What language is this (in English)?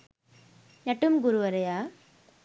Sinhala